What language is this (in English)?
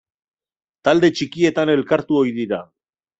Basque